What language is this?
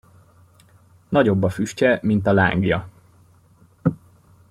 Hungarian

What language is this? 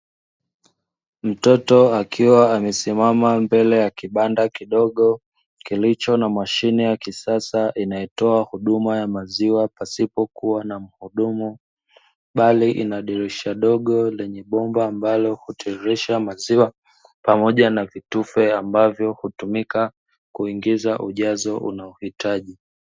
Swahili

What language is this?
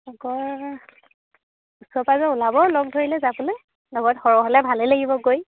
Assamese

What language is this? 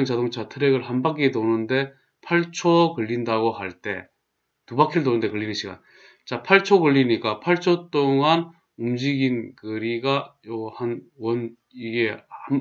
Korean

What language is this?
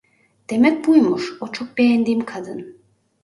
Turkish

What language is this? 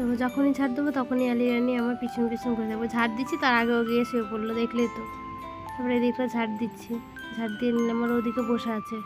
Arabic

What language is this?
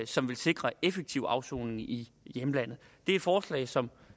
Danish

